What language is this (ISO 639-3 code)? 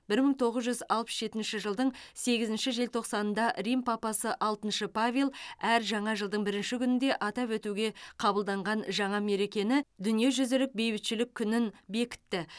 kaz